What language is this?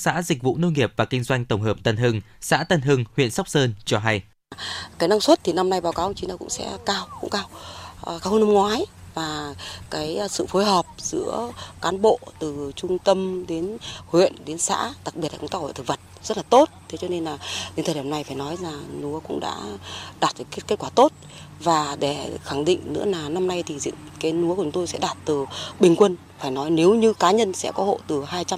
Vietnamese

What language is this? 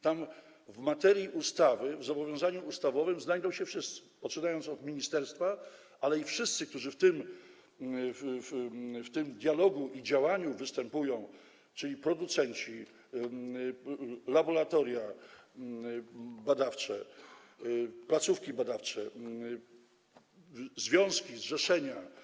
Polish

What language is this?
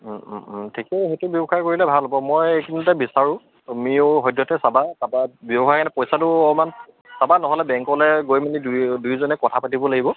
Assamese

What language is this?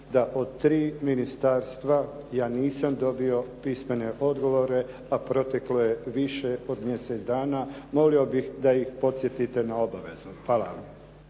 Croatian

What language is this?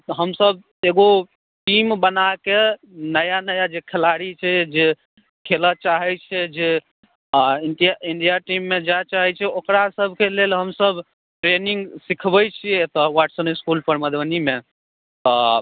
Maithili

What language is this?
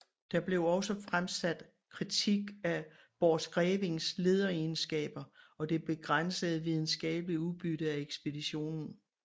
Danish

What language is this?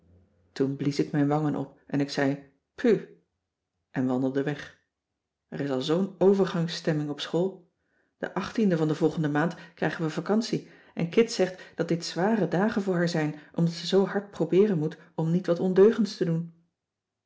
Dutch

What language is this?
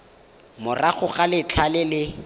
Tswana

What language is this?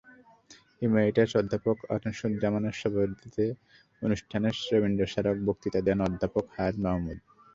Bangla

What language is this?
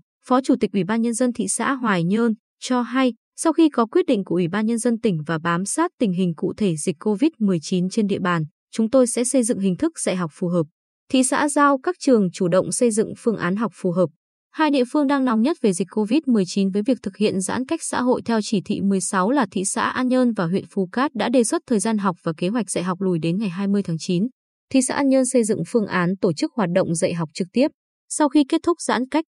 Vietnamese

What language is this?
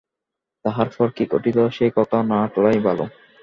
Bangla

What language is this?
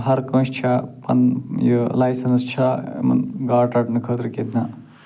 Kashmiri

